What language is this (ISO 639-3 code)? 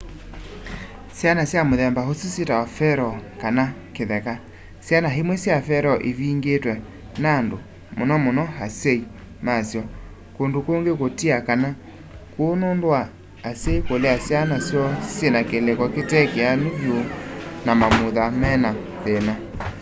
kam